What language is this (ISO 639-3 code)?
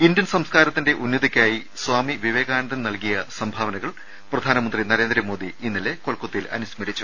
mal